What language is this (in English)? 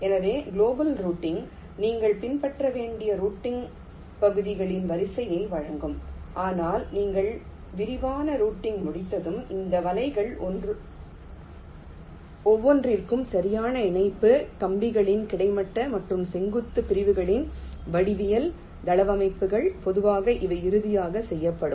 Tamil